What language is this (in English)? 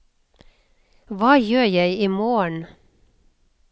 Norwegian